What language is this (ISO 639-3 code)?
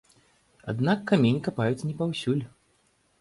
bel